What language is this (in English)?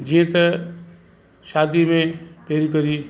Sindhi